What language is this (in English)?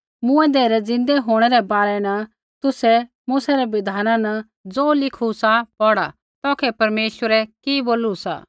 Kullu Pahari